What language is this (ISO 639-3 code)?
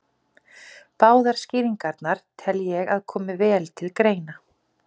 isl